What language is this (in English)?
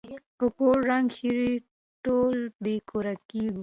Pashto